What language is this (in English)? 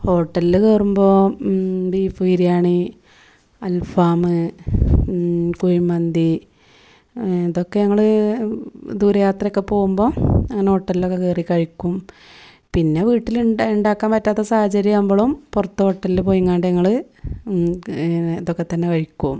Malayalam